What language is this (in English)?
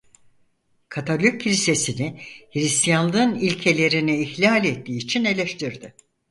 Turkish